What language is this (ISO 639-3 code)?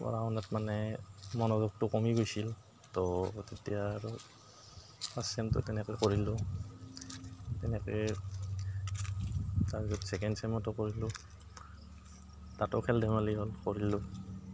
asm